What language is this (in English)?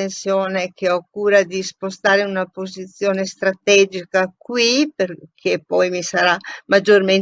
Italian